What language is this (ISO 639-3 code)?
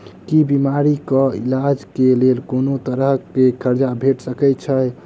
mai